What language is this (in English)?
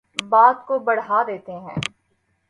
Urdu